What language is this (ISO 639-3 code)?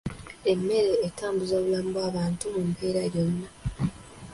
lug